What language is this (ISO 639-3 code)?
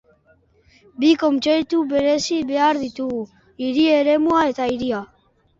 eus